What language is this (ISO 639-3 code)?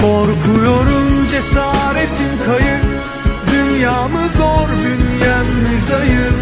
tur